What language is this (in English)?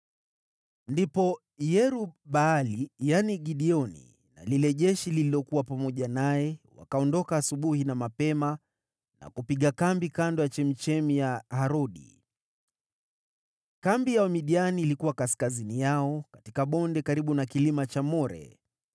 Swahili